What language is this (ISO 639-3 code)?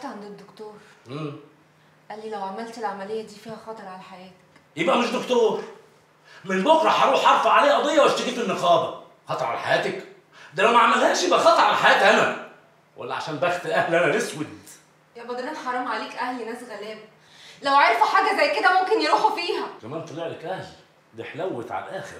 ara